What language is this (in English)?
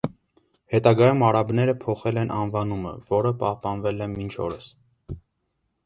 Armenian